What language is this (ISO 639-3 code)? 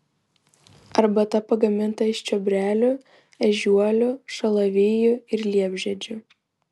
lit